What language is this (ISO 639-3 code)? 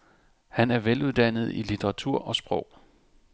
dan